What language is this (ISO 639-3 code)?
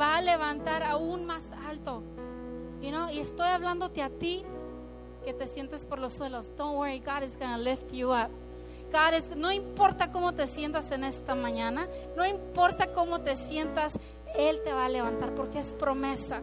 spa